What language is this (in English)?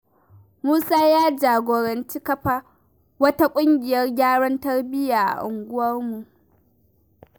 Hausa